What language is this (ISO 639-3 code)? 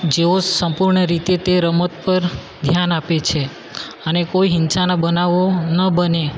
guj